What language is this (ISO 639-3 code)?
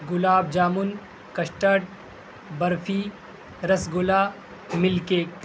urd